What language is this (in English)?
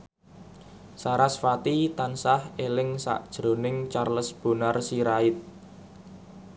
Javanese